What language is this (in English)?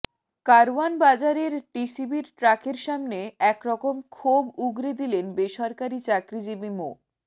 Bangla